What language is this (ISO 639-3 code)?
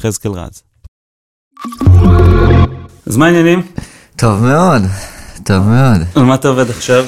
heb